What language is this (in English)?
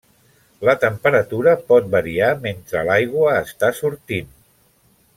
Catalan